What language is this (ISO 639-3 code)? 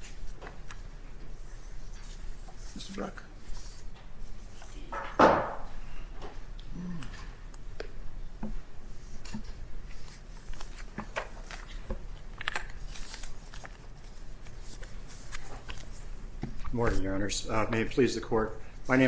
eng